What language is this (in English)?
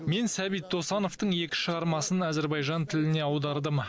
Kazakh